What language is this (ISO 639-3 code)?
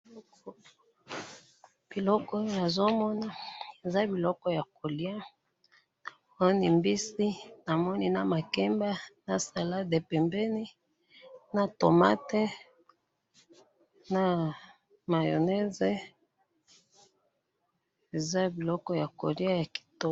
lin